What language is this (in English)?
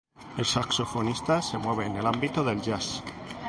Spanish